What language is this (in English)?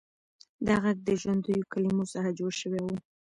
Pashto